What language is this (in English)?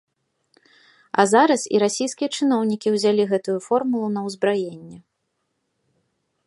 Belarusian